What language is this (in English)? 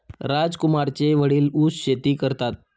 Marathi